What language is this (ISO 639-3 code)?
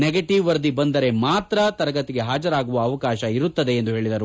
kan